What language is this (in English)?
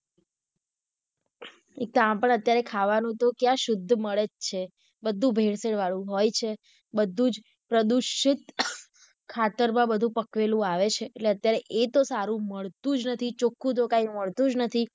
Gujarati